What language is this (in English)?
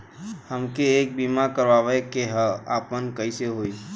Bhojpuri